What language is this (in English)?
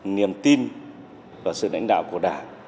Vietnamese